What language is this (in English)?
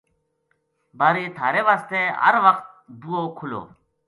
Gujari